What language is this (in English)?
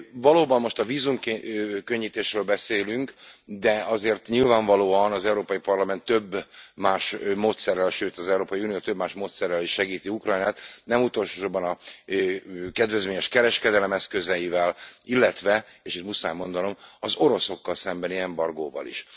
Hungarian